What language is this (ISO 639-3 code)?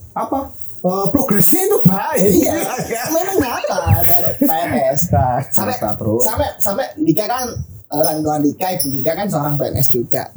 ind